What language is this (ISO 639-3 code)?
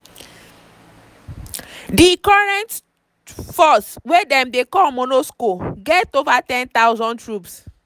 pcm